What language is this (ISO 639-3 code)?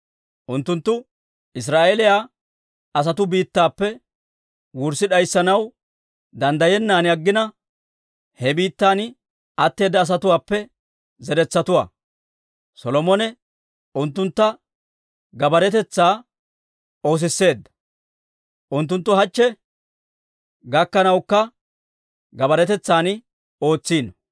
dwr